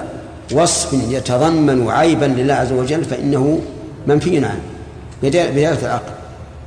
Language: Arabic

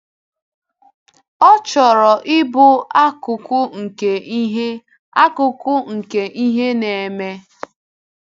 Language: Igbo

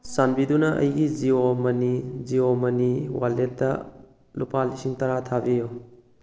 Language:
Manipuri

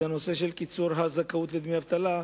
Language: Hebrew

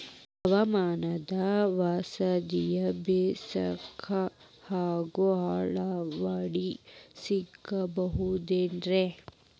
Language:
Kannada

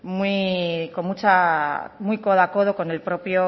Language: Spanish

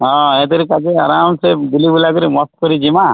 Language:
Odia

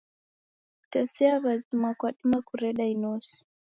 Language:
Taita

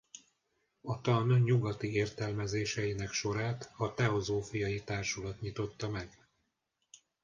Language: Hungarian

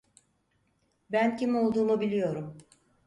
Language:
Turkish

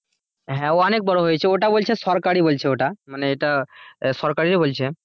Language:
Bangla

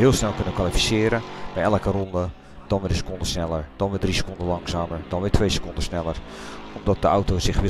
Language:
Dutch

